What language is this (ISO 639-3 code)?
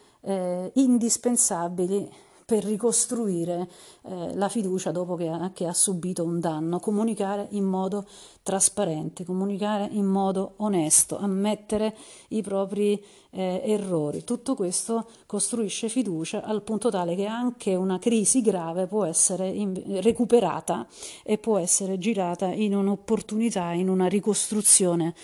ita